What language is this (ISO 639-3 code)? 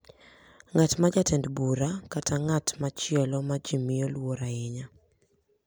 luo